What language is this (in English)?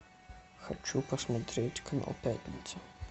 Russian